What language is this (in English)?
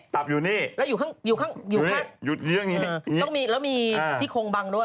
Thai